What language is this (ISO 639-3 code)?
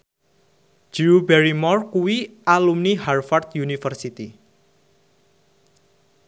jav